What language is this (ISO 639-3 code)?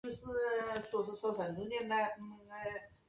zho